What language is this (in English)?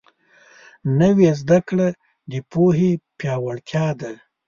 Pashto